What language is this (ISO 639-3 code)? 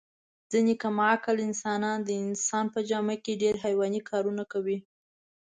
pus